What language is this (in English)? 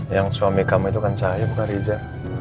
Indonesian